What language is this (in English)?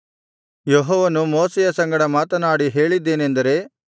Kannada